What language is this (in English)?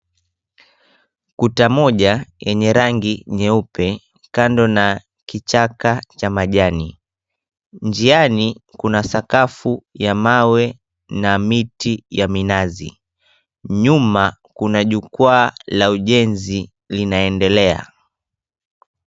Swahili